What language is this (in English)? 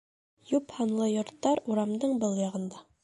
Bashkir